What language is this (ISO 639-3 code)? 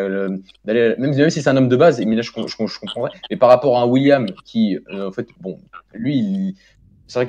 fra